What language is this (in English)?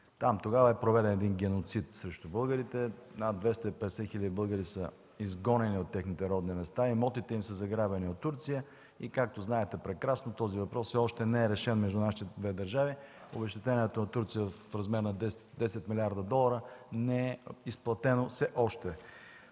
Bulgarian